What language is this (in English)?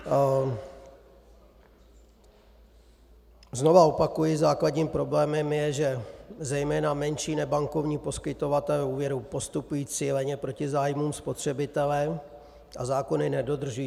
Czech